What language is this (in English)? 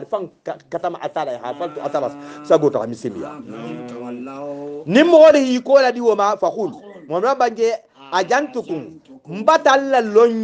Arabic